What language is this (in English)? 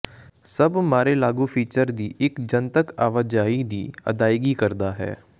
Punjabi